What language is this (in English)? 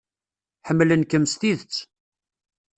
Kabyle